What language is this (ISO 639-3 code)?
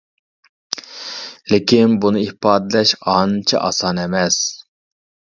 uig